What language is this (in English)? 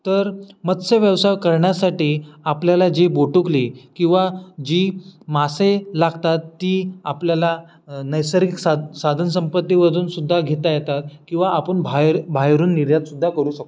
Marathi